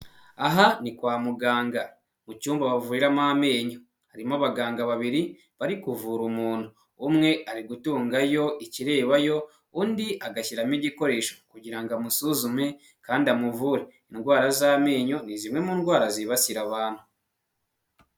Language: Kinyarwanda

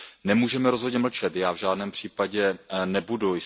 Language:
Czech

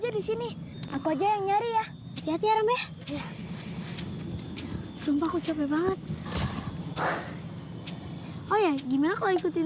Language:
Indonesian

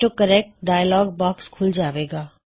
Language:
Punjabi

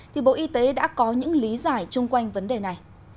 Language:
Vietnamese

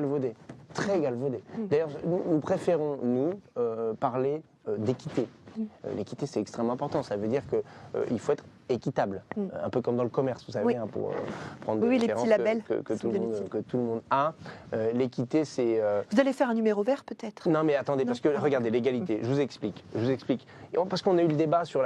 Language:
French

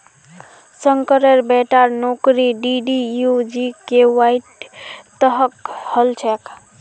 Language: Magahi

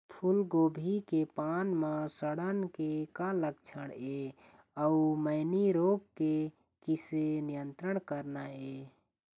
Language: Chhattisgarhi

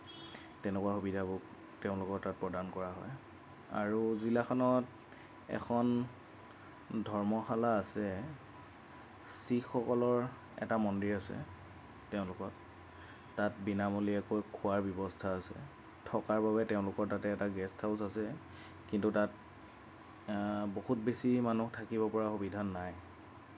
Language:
Assamese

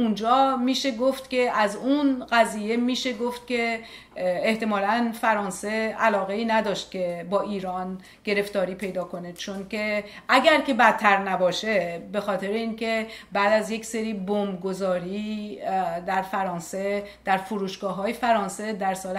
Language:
Persian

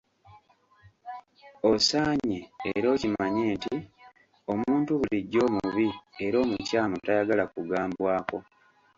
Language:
Ganda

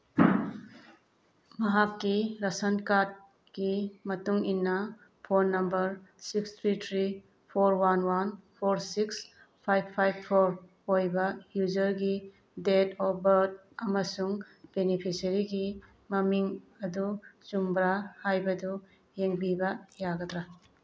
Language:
Manipuri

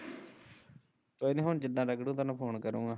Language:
Punjabi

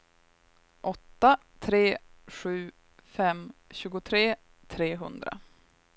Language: Swedish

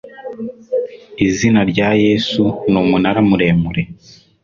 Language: Kinyarwanda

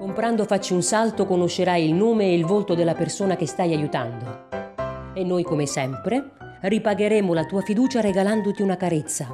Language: Italian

